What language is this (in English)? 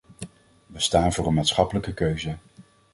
Dutch